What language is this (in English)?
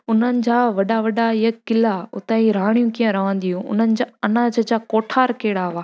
Sindhi